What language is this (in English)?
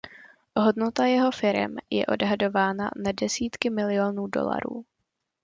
Czech